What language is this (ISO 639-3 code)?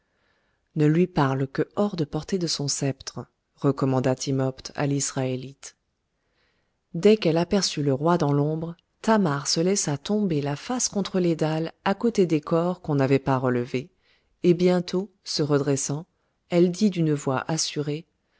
fra